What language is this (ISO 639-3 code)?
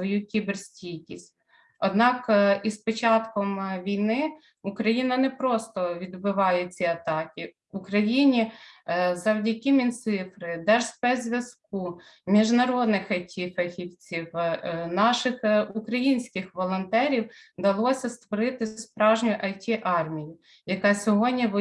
ukr